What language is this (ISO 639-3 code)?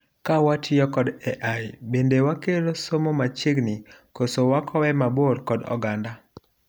luo